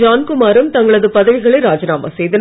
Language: Tamil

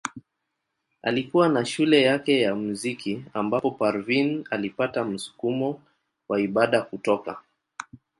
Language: Swahili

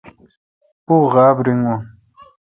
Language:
Kalkoti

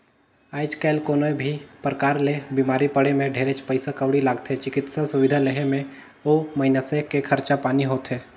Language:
Chhattisgarhi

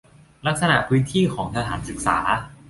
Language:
Thai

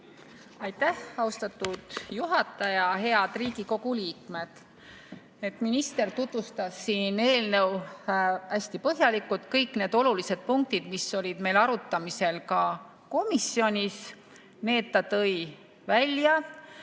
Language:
Estonian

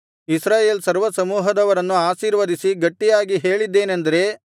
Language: Kannada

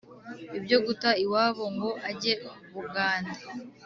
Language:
Kinyarwanda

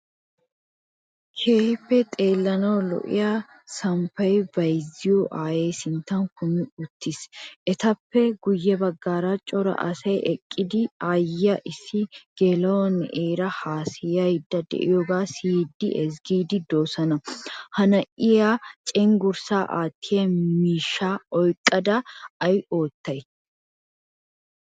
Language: Wolaytta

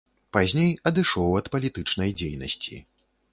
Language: Belarusian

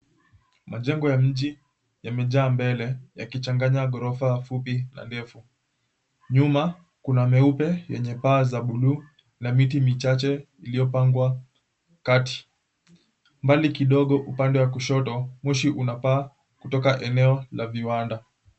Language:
Swahili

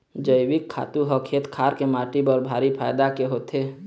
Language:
Chhattisgarhi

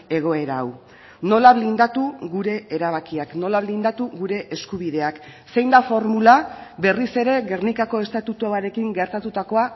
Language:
Basque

